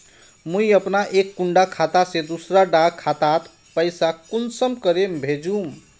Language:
Magahi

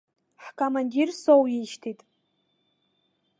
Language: Abkhazian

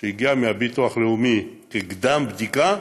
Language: Hebrew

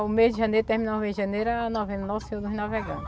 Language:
Portuguese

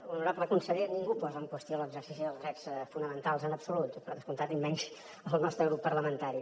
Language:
Catalan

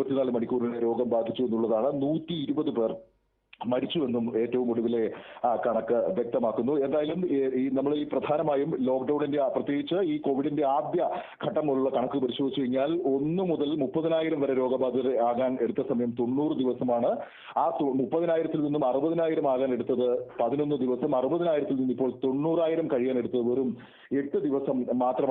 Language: Malayalam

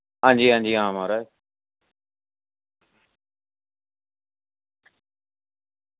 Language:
Dogri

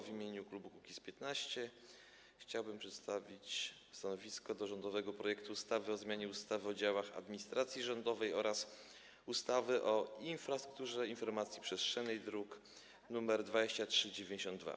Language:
Polish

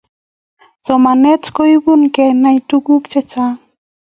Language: Kalenjin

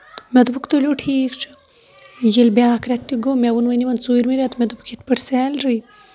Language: Kashmiri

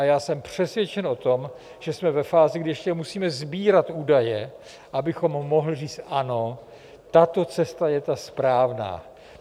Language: Czech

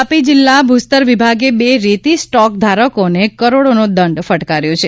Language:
Gujarati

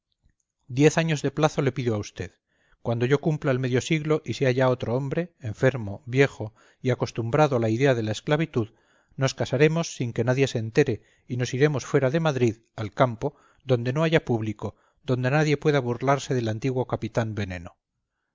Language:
Spanish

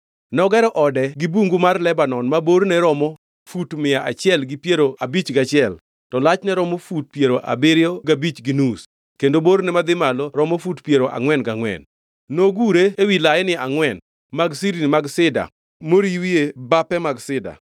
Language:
Luo (Kenya and Tanzania)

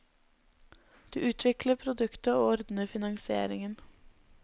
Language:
Norwegian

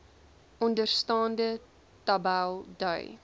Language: Afrikaans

